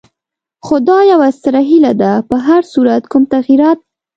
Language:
Pashto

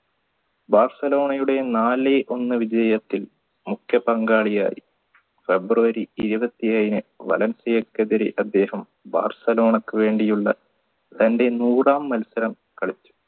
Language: Malayalam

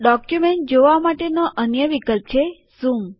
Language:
Gujarati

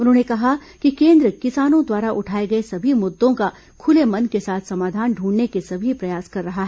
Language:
Hindi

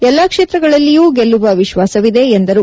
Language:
Kannada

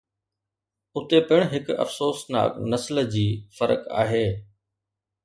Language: Sindhi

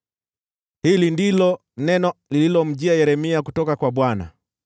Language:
Swahili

